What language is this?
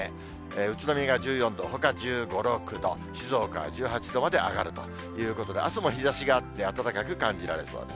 Japanese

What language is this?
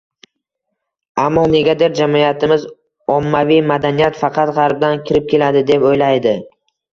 Uzbek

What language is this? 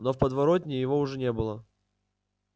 Russian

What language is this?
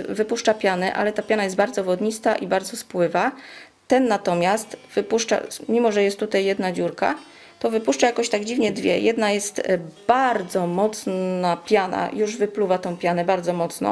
Polish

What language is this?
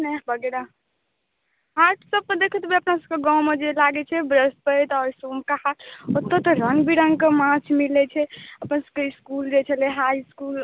Maithili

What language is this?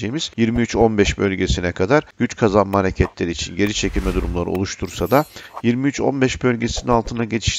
Turkish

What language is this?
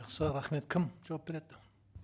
Kazakh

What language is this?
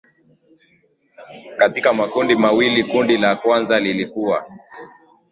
Swahili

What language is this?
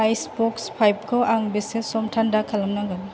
Bodo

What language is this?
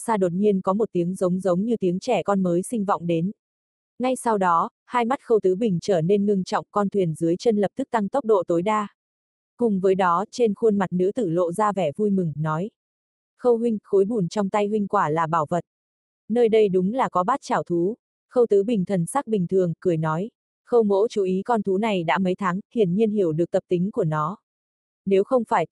Vietnamese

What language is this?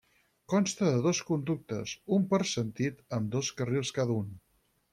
Catalan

